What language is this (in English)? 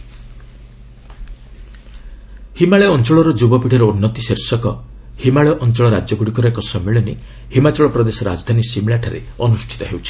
Odia